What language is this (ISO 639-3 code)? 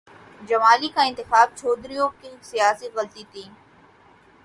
urd